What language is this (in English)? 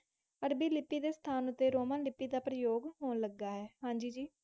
Punjabi